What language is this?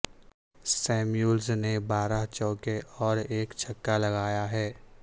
Urdu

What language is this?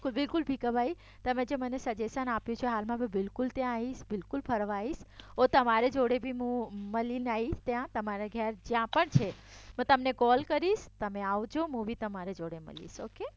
Gujarati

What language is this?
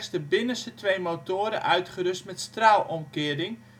Dutch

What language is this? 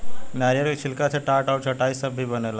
Bhojpuri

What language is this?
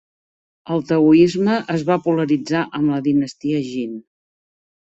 Catalan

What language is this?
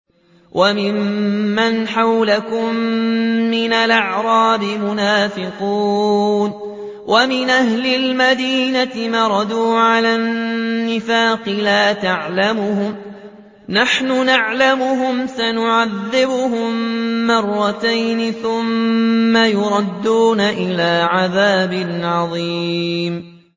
Arabic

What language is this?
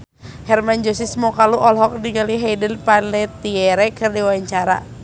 Sundanese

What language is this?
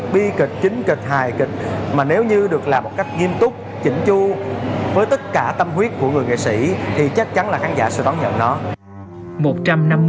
Vietnamese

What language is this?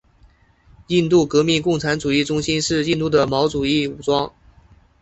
Chinese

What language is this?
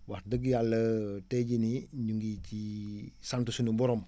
Wolof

